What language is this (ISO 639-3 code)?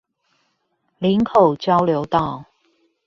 zho